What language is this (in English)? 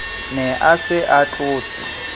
Southern Sotho